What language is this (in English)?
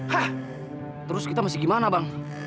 Indonesian